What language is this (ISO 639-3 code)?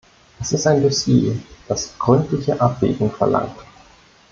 deu